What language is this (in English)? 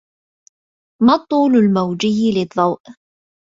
Arabic